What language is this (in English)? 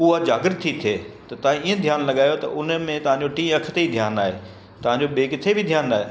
Sindhi